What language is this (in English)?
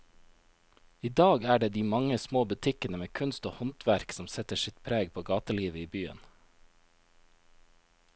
Norwegian